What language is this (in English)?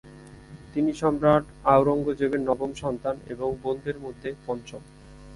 Bangla